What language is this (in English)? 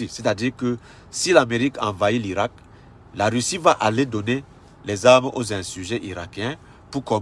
French